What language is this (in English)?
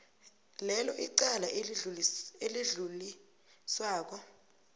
South Ndebele